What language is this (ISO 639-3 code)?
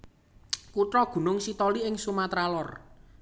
jav